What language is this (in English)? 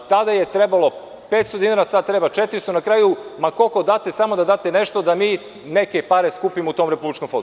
Serbian